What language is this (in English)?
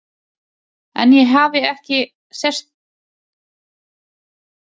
Icelandic